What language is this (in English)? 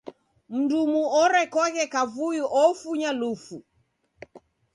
Taita